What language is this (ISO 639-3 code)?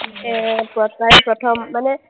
asm